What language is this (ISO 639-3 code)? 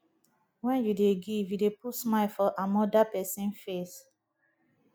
pcm